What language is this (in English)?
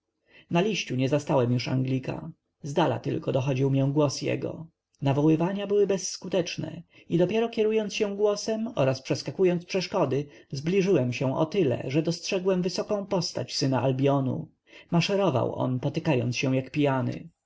Polish